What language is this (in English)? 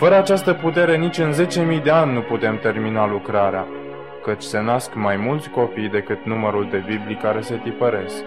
Romanian